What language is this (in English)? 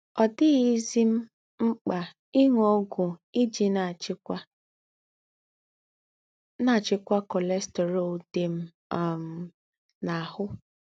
Igbo